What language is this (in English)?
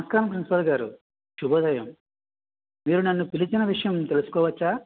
Telugu